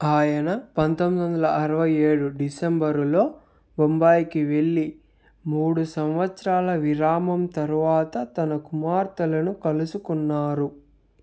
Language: Telugu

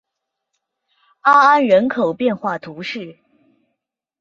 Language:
Chinese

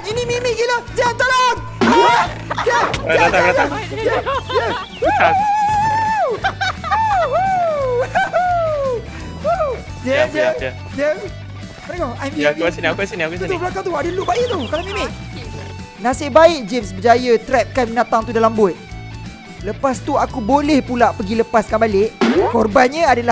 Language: Malay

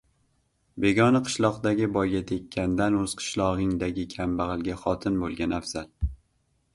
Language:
Uzbek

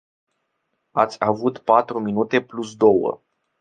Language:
Romanian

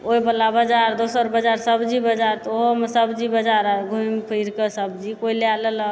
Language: Maithili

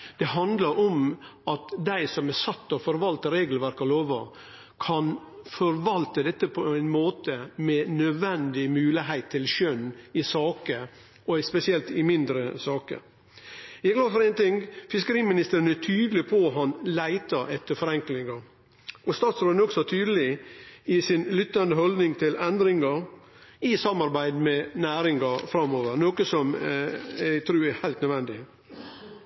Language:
Norwegian Nynorsk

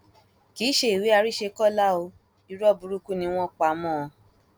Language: Yoruba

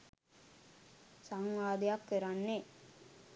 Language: Sinhala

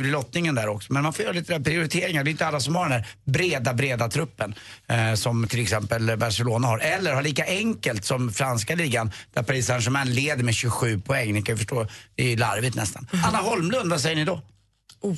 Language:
Swedish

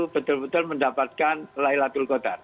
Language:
Indonesian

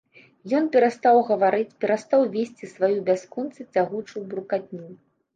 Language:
Belarusian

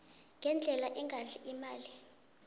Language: South Ndebele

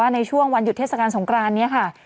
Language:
Thai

